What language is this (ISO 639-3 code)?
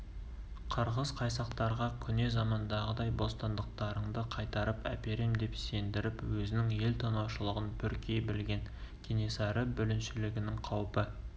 kaz